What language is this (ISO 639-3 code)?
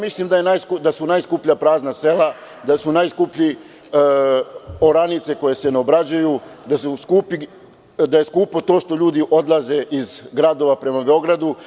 srp